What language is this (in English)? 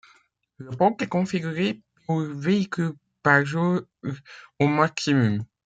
French